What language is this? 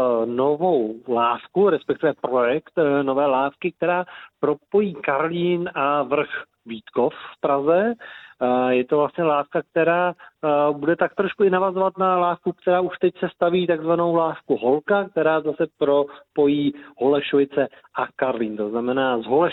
Czech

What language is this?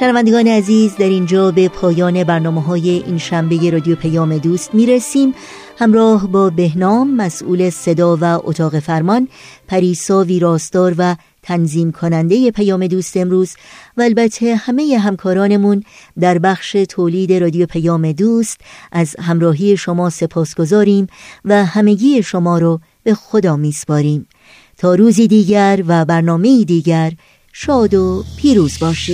Persian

